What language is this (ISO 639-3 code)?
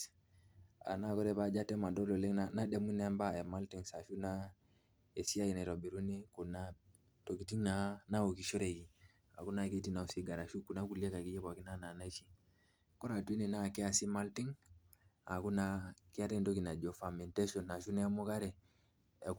mas